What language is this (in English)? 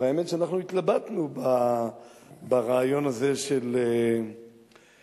Hebrew